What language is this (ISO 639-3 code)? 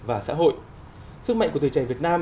vie